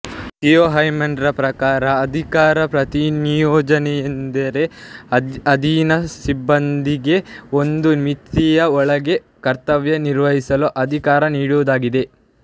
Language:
Kannada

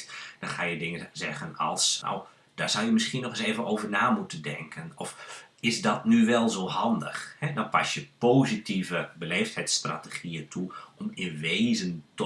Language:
Dutch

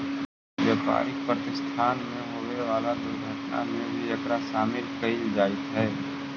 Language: Magahi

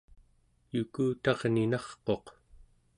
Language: Central Yupik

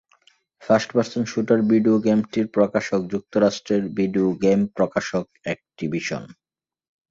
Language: Bangla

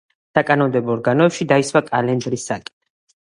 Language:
Georgian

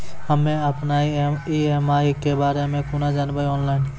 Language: Maithili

